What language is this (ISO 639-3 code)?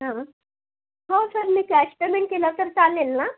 mar